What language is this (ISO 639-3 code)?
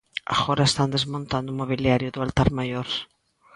glg